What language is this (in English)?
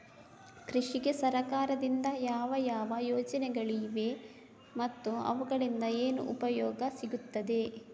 Kannada